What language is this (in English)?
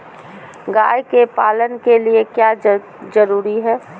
Magahi